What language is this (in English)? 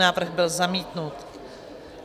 Czech